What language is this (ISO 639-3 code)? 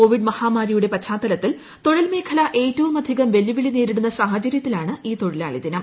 mal